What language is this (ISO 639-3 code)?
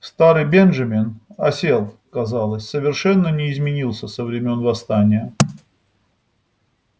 rus